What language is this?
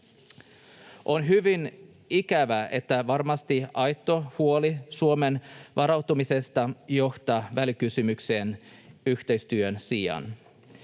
Finnish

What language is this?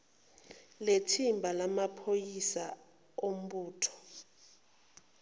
Zulu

